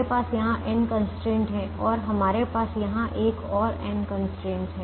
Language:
Hindi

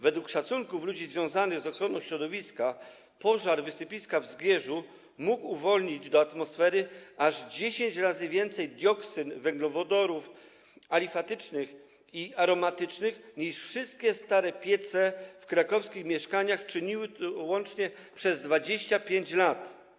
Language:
Polish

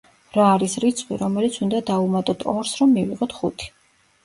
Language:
Georgian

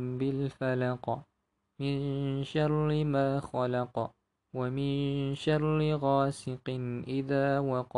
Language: Malay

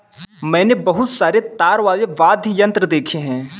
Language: Hindi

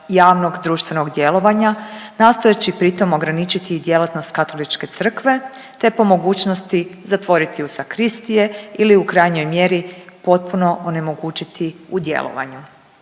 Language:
Croatian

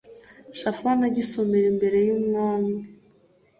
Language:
Kinyarwanda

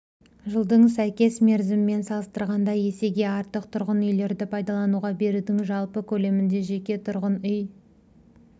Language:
Kazakh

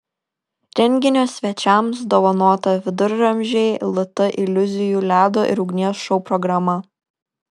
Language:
Lithuanian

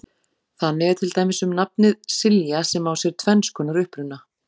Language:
Icelandic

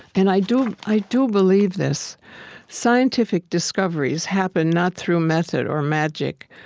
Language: English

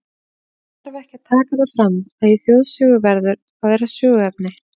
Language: Icelandic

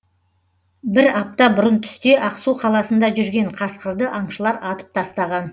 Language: Kazakh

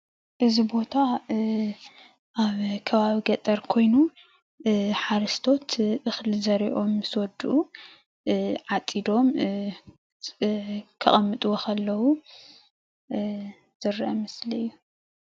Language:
Tigrinya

